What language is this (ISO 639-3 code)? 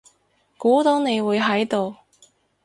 yue